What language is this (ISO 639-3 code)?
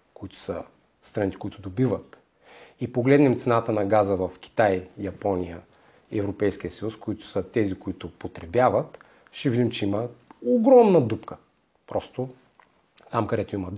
bul